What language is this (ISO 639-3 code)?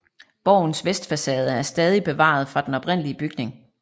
dan